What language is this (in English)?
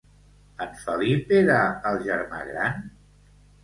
Catalan